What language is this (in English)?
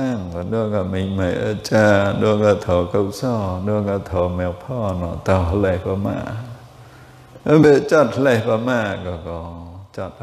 Indonesian